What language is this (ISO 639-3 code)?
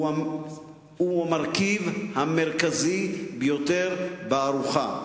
heb